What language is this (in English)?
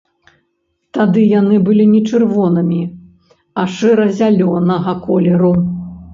Belarusian